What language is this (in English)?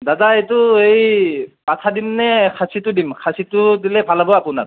Assamese